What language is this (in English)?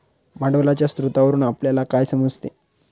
Marathi